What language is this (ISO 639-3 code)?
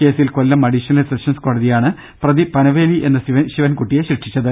mal